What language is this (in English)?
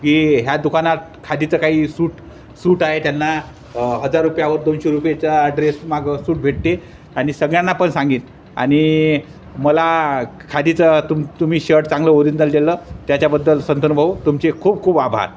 Marathi